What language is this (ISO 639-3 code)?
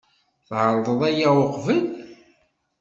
kab